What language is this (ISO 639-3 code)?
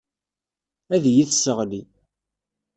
kab